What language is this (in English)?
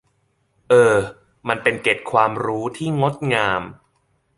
Thai